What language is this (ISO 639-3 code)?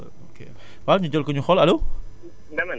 wol